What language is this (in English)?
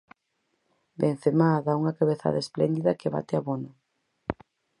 Galician